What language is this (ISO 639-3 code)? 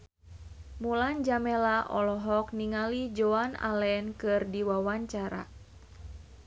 sun